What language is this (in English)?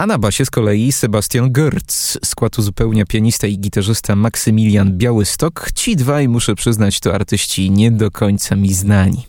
Polish